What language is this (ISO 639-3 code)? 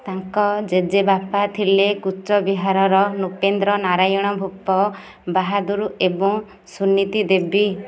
ori